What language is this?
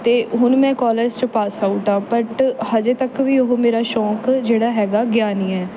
Punjabi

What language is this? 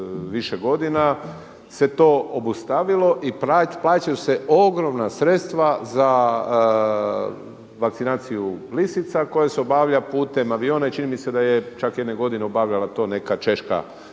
Croatian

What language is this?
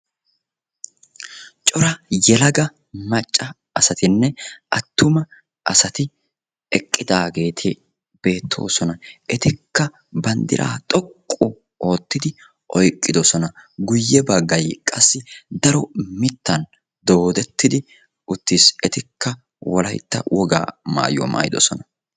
Wolaytta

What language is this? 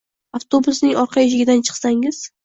Uzbek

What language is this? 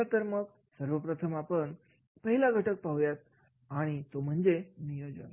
Marathi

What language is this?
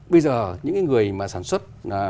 Vietnamese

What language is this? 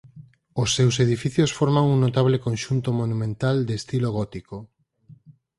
Galician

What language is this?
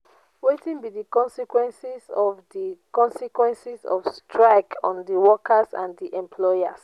Nigerian Pidgin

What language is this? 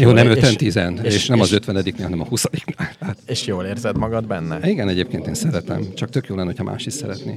Hungarian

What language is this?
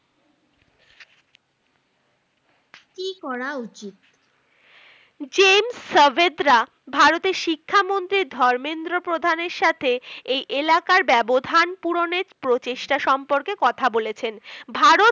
Bangla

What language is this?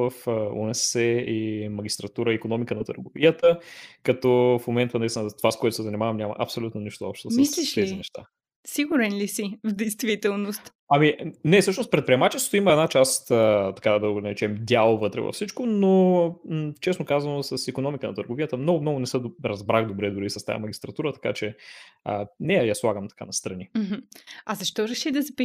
Bulgarian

